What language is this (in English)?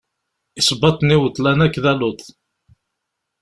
Kabyle